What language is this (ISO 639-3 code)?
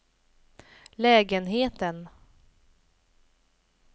swe